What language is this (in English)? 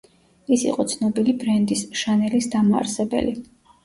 Georgian